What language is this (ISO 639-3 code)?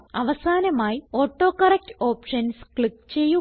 mal